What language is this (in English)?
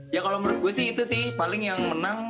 Indonesian